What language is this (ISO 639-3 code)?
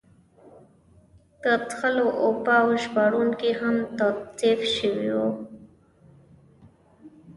pus